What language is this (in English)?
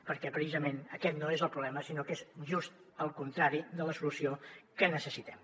Catalan